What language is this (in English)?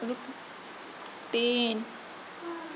Maithili